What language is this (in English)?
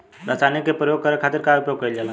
Bhojpuri